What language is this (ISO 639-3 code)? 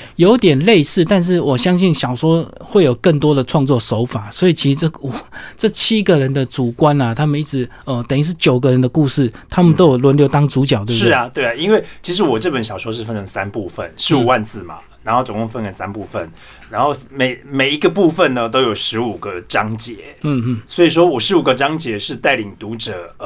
zho